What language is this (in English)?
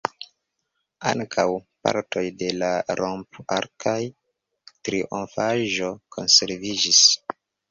Esperanto